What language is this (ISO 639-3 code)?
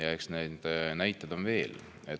est